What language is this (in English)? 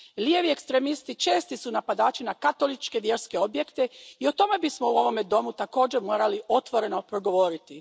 Croatian